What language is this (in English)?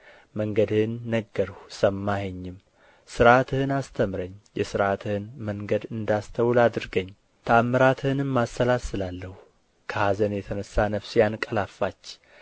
Amharic